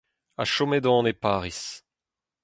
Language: Breton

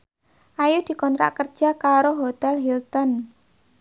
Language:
Javanese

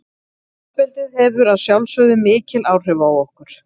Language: Icelandic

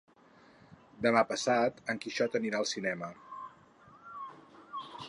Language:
Catalan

